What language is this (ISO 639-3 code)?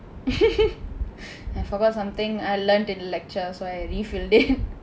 eng